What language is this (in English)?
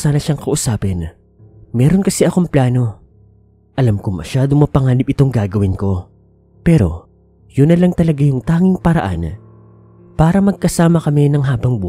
Filipino